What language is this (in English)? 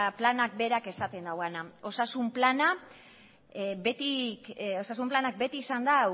Basque